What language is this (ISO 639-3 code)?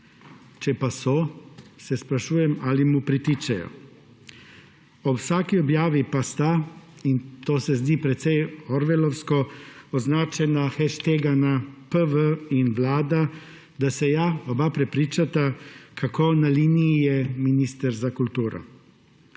slv